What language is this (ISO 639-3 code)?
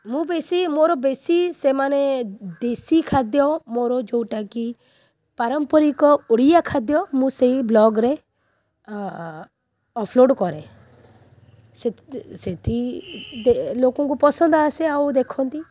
ori